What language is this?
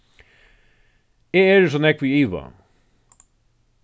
Faroese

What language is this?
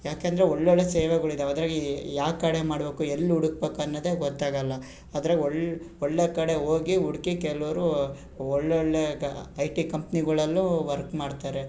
Kannada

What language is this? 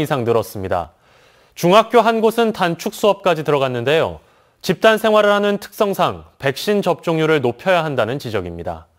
Korean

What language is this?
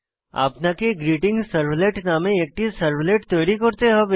Bangla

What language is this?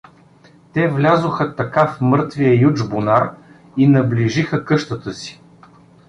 Bulgarian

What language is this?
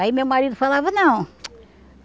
Portuguese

